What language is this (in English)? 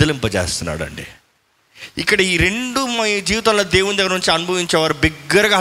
Telugu